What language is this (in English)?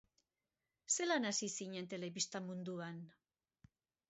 Basque